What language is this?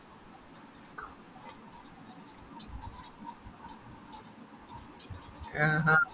Malayalam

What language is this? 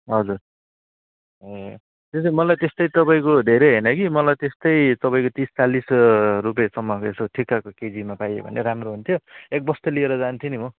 Nepali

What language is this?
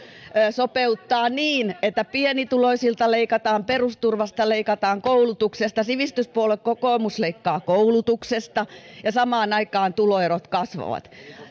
Finnish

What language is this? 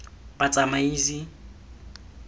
Tswana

